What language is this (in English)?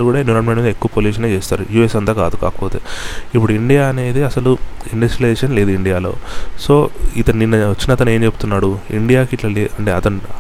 Telugu